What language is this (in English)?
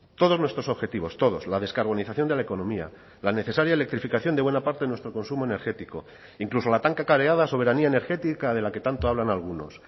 Spanish